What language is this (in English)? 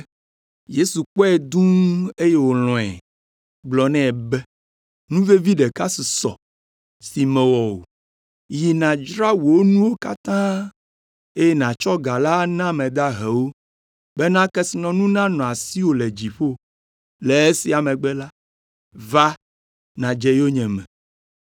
Ewe